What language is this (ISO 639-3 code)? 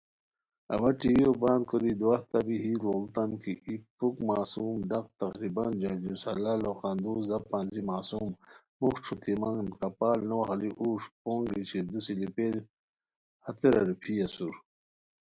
khw